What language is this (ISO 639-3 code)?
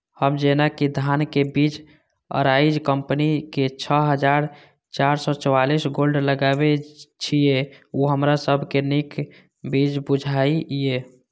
mai